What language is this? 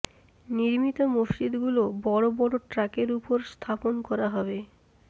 Bangla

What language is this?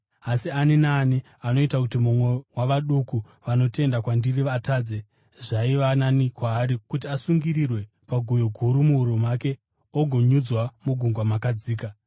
Shona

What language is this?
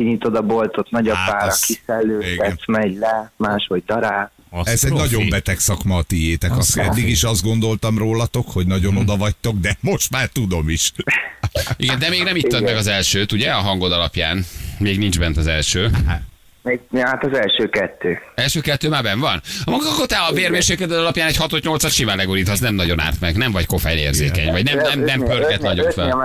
Hungarian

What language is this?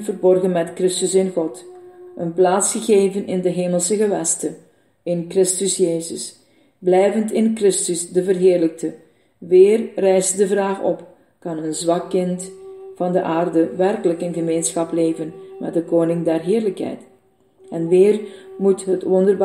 Dutch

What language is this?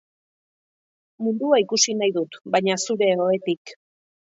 Basque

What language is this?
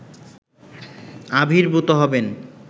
Bangla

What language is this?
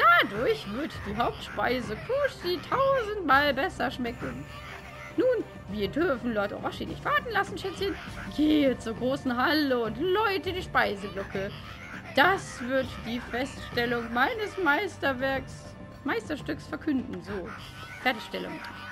German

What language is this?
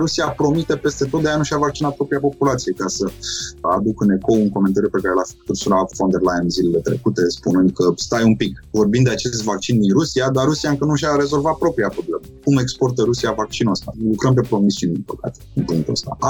Romanian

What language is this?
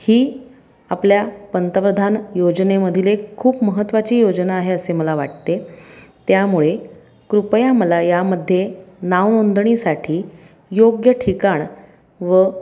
Marathi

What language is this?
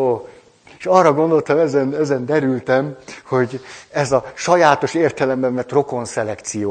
Hungarian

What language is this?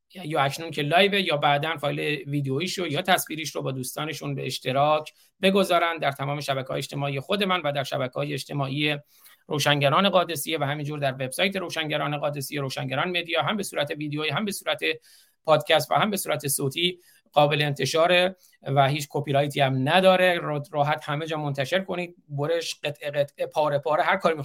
Persian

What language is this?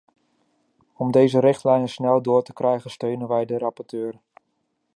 Dutch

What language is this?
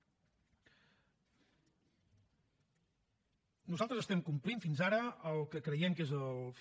Catalan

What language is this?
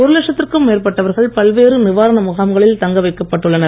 Tamil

